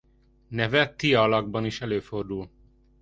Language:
Hungarian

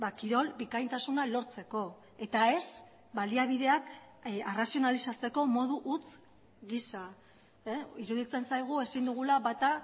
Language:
Basque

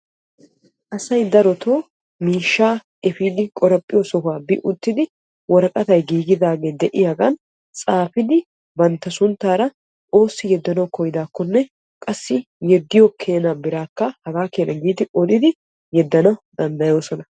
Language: Wolaytta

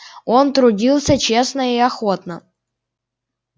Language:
Russian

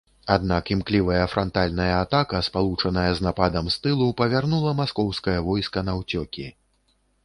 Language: Belarusian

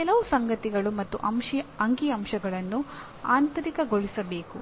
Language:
Kannada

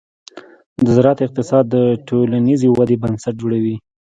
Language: Pashto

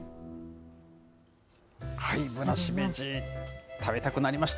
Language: Japanese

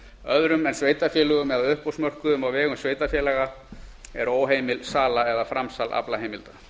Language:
Icelandic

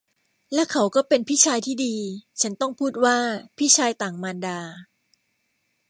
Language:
Thai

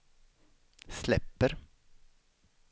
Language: Swedish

